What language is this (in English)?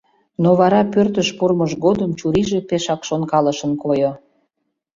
Mari